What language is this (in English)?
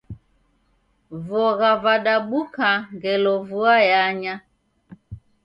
Taita